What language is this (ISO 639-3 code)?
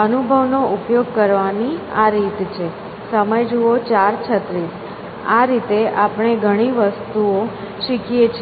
guj